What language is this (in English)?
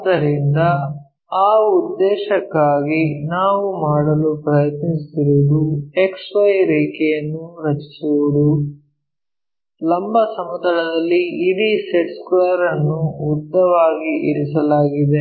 Kannada